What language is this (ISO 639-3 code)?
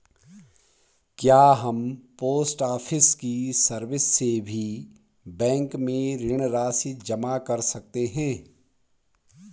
hin